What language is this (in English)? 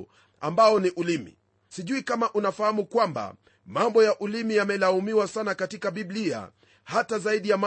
Swahili